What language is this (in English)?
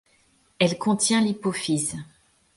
French